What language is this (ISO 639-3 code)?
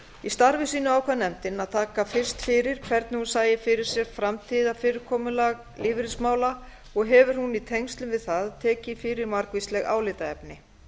isl